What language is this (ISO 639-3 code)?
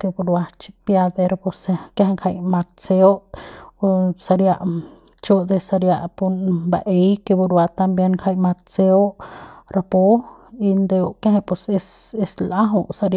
pbs